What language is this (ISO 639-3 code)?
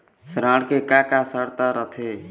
hne